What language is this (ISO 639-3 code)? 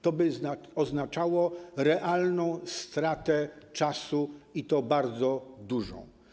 pol